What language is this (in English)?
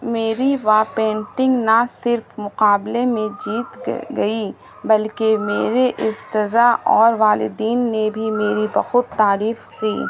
Urdu